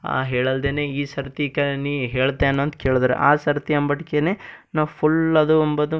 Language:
Kannada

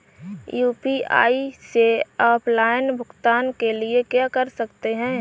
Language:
Hindi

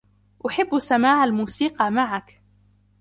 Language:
Arabic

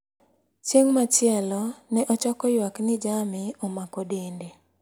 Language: Luo (Kenya and Tanzania)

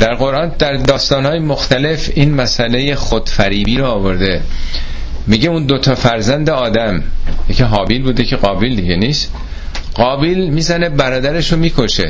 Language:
Persian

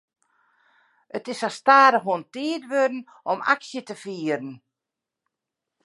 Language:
Western Frisian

